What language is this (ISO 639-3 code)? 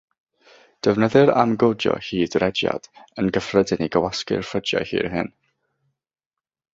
cym